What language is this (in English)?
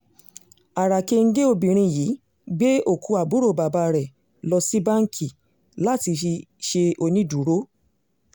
Yoruba